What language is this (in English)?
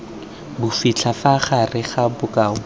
Tswana